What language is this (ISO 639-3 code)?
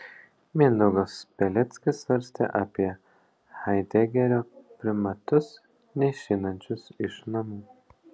lit